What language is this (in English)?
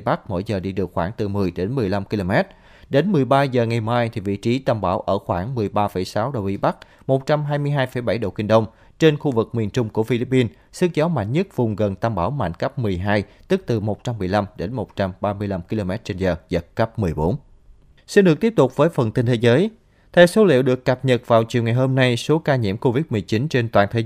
Vietnamese